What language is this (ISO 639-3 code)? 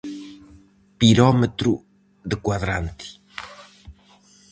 glg